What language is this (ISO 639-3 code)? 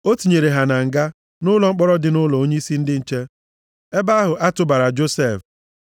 ibo